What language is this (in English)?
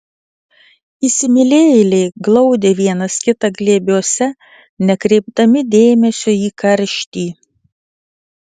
Lithuanian